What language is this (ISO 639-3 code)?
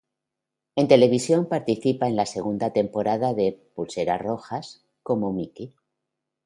spa